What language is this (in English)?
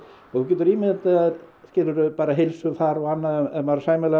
Icelandic